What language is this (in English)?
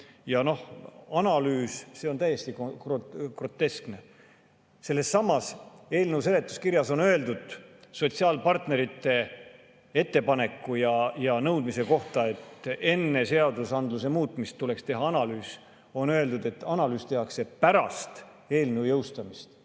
Estonian